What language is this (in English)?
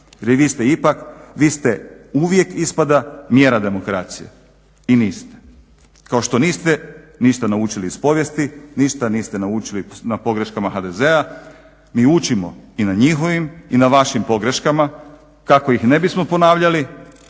Croatian